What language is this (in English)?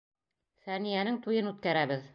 Bashkir